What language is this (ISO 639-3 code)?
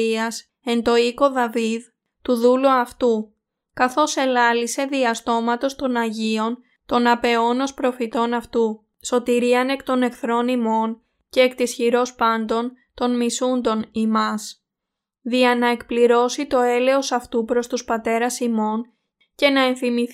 ell